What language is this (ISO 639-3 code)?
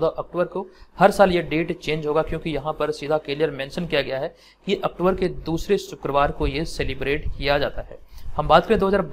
hin